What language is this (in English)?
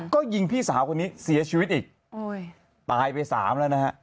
Thai